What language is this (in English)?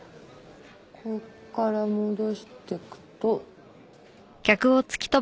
Japanese